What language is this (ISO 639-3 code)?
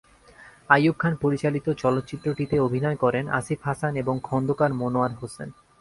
ben